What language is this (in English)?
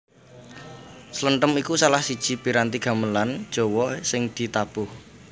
Javanese